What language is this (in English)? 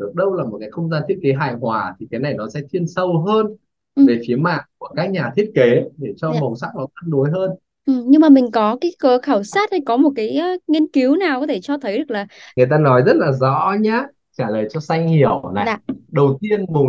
Vietnamese